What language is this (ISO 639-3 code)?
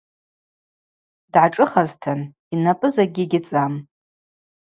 abq